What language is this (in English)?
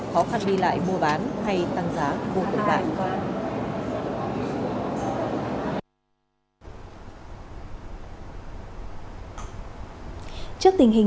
Vietnamese